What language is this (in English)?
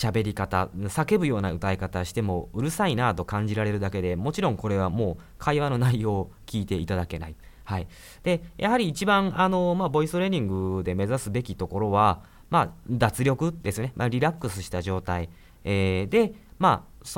Japanese